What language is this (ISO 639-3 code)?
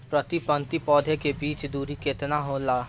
bho